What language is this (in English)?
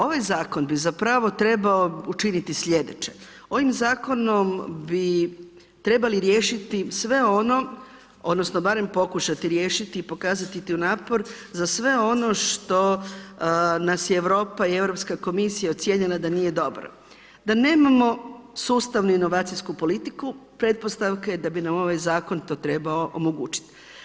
Croatian